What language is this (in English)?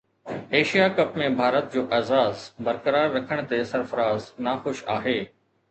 Sindhi